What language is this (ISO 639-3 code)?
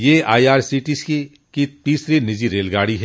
hin